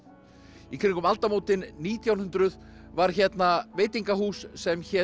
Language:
Icelandic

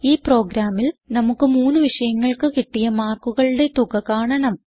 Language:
Malayalam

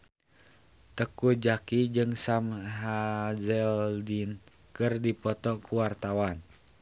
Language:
Sundanese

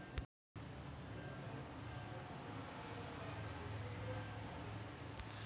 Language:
Marathi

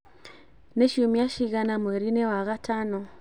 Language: Kikuyu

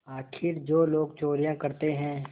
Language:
Hindi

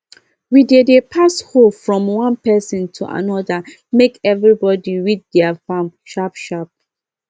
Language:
Nigerian Pidgin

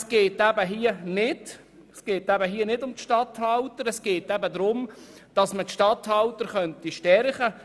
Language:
Swiss German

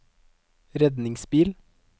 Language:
Norwegian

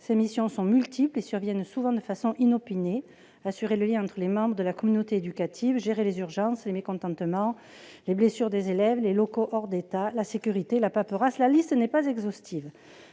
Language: French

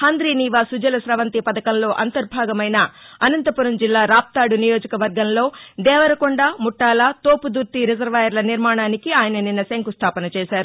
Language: Telugu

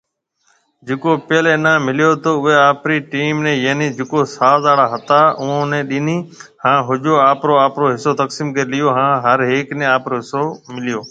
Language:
Marwari (Pakistan)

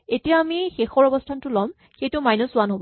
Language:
Assamese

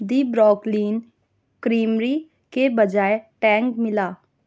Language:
Urdu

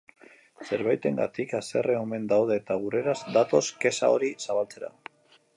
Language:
Basque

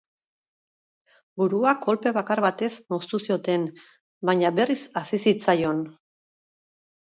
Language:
Basque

